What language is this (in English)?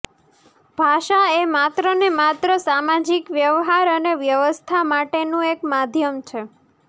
Gujarati